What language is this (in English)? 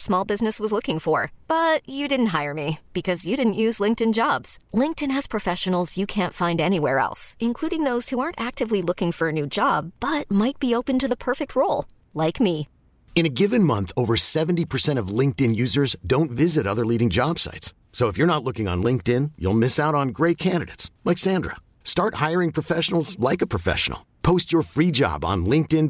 Swedish